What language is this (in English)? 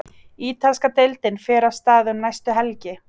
Icelandic